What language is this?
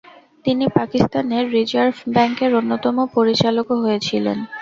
Bangla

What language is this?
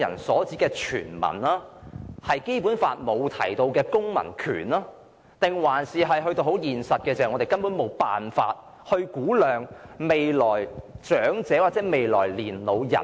Cantonese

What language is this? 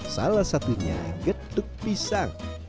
Indonesian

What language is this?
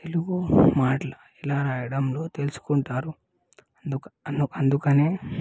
Telugu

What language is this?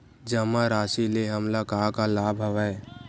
Chhattisgarhi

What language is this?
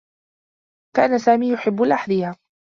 Arabic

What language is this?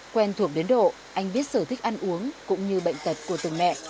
Vietnamese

